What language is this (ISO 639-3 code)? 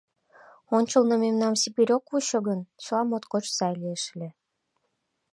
chm